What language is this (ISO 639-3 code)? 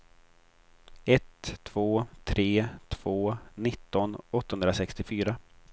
swe